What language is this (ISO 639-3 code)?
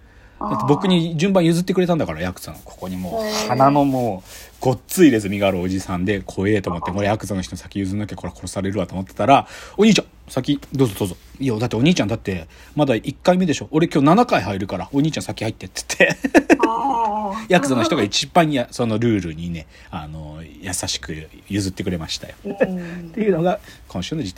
jpn